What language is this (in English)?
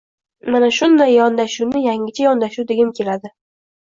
Uzbek